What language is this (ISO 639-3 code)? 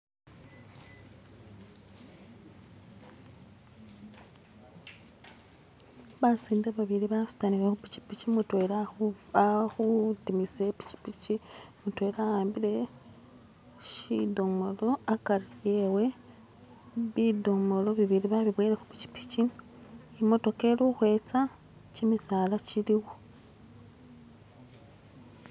myx